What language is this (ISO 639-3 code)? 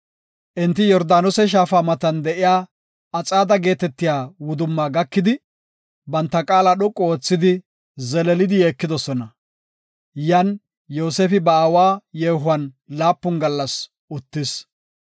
gof